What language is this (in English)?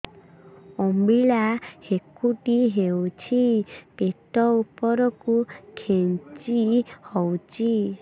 Odia